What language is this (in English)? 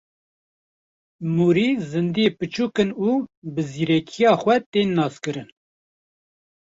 Kurdish